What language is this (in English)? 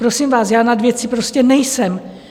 Czech